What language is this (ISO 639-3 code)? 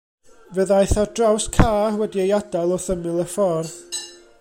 cym